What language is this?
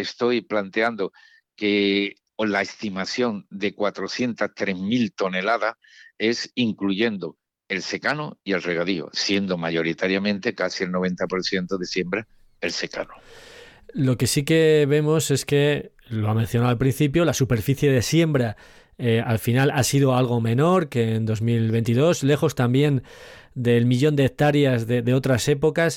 Spanish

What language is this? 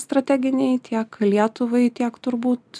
Lithuanian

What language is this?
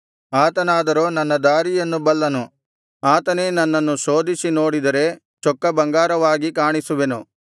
Kannada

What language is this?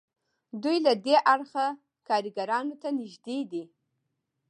Pashto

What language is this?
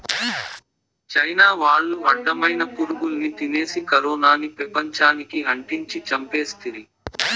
Telugu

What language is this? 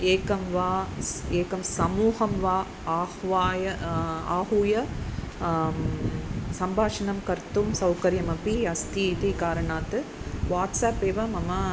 Sanskrit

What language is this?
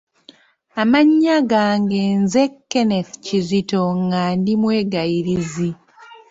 Ganda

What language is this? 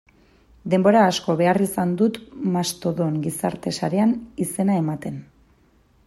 Basque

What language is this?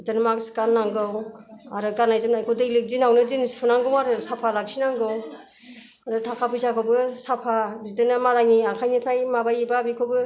Bodo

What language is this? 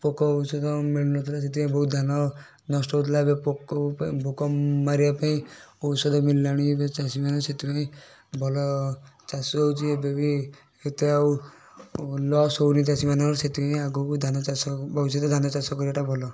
Odia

